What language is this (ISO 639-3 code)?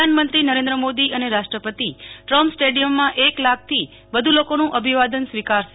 guj